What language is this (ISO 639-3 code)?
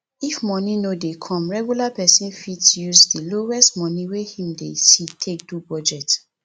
pcm